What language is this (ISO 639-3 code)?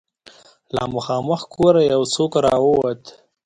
pus